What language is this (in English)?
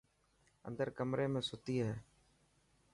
Dhatki